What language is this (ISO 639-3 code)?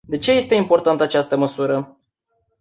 ron